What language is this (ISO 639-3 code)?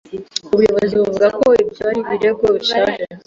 kin